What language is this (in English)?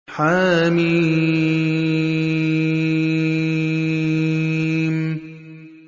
Arabic